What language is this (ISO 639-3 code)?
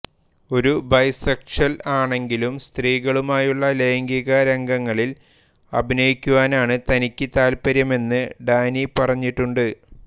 mal